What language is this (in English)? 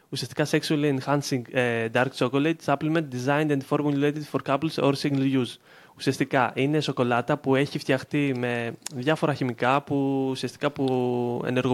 Greek